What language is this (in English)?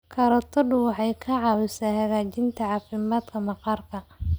Somali